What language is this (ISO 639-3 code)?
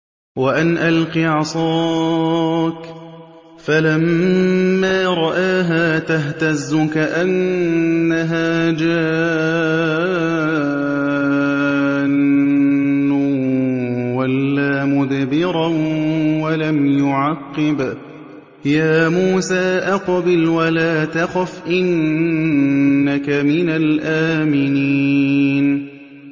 ara